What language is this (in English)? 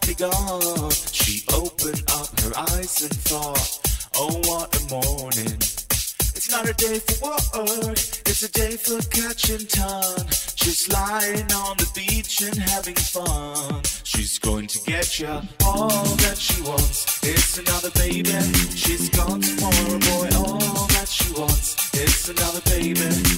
Greek